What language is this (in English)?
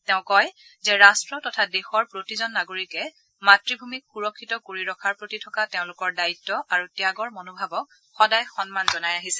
Assamese